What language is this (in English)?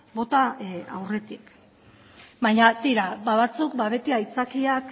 Basque